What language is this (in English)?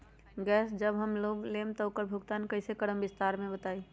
Magahi